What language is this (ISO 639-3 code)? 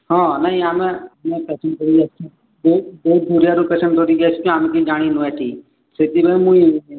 ori